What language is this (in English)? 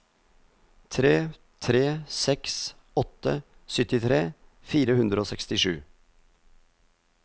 Norwegian